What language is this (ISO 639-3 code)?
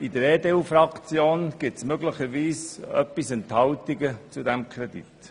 gsw